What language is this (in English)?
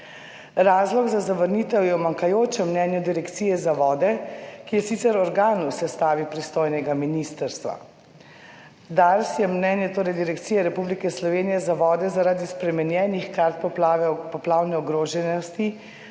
Slovenian